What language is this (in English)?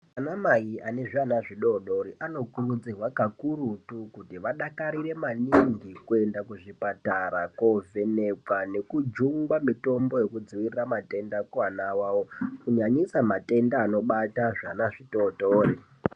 Ndau